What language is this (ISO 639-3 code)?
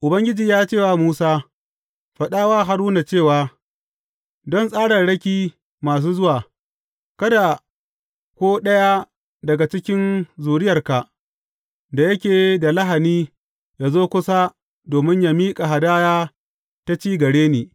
hau